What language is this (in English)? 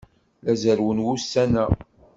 Kabyle